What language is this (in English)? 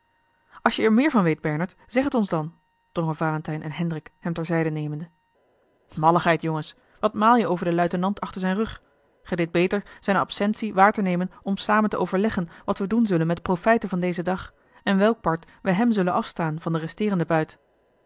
Dutch